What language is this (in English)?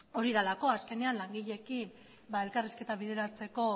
Basque